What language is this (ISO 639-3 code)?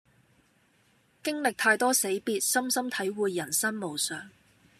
yue